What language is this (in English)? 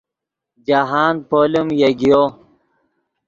Yidgha